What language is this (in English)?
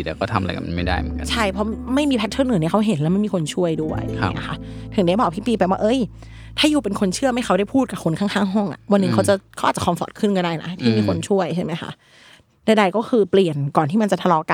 Thai